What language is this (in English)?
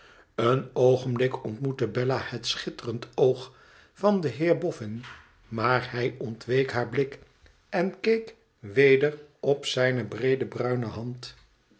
Dutch